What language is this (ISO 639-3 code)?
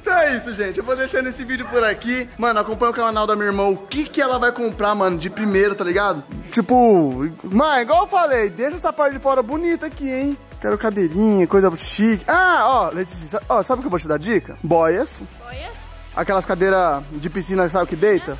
por